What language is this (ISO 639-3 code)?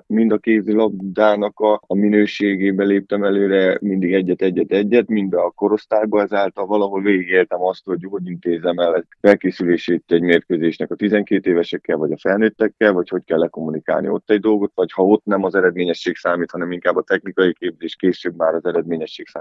hun